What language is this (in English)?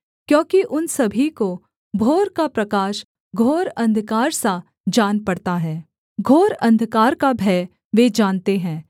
Hindi